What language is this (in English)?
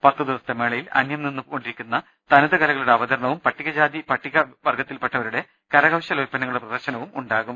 Malayalam